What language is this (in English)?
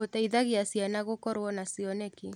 Kikuyu